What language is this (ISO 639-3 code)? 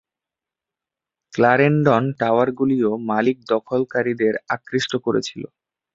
ben